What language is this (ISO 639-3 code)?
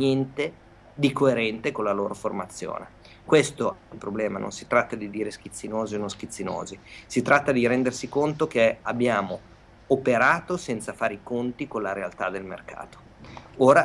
ita